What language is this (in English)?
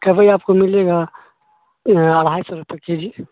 Urdu